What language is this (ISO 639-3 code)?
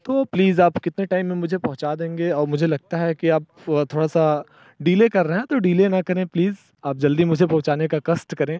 hin